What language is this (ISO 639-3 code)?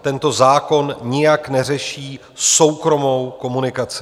ces